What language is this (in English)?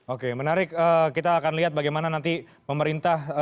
Indonesian